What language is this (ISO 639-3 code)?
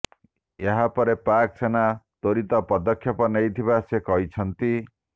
ori